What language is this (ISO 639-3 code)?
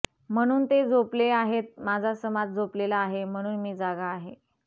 mar